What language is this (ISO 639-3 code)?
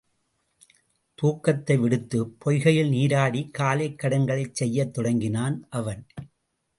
tam